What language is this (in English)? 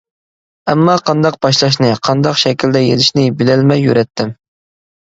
Uyghur